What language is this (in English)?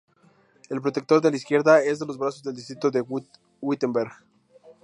Spanish